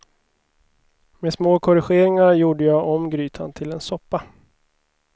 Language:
Swedish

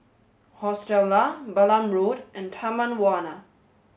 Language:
English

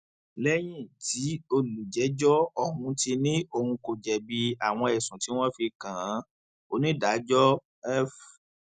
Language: Yoruba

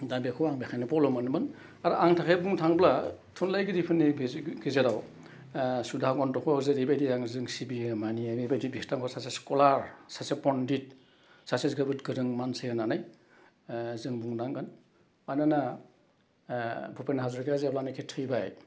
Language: Bodo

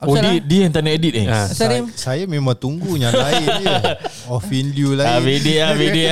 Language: Malay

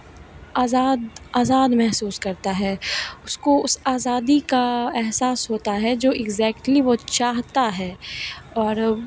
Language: Hindi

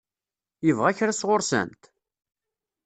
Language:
Kabyle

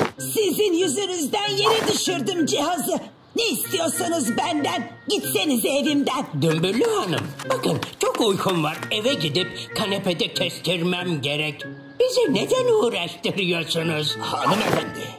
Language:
Turkish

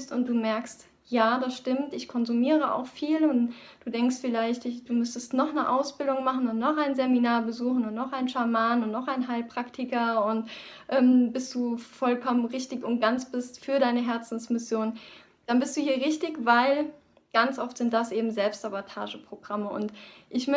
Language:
German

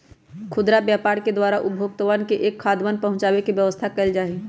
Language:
Magahi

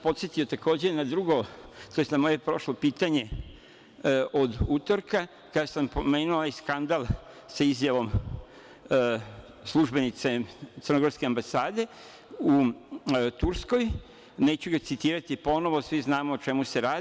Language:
Serbian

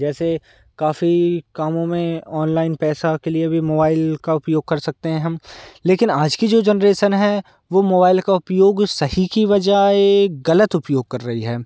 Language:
Hindi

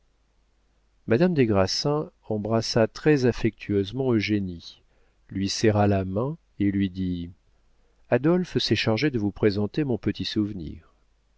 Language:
French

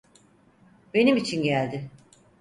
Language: Turkish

